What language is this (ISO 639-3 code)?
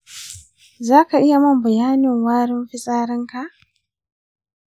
hau